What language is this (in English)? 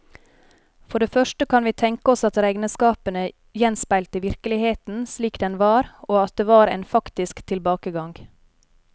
Norwegian